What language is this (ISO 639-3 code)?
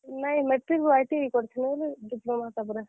ori